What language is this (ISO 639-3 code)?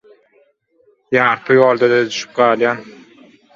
tuk